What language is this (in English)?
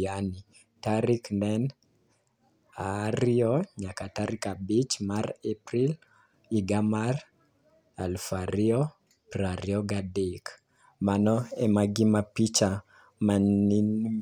Luo (Kenya and Tanzania)